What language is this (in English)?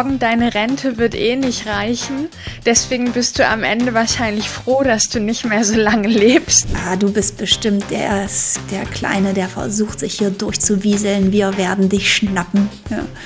German